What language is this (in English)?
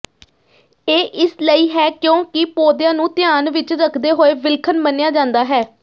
Punjabi